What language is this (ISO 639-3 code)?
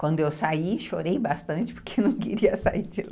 por